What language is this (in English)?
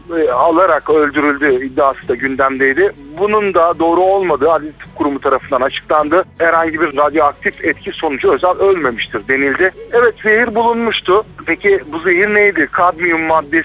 Turkish